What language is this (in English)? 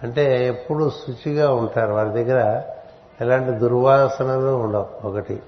Telugu